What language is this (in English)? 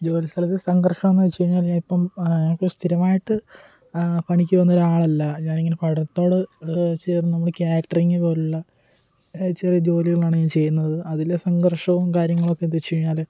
Malayalam